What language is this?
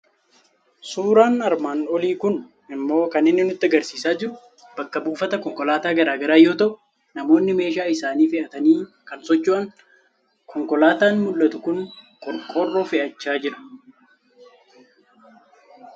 Oromo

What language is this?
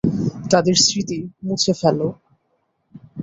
Bangla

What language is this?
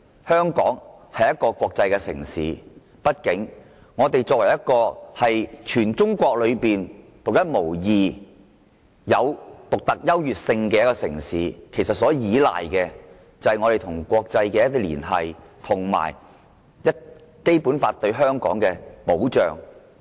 Cantonese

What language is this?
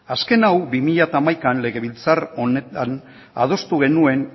Basque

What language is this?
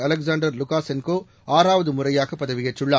Tamil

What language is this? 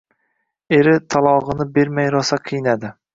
Uzbek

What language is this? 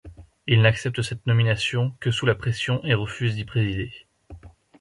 French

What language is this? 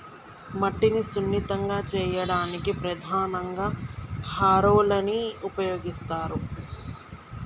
Telugu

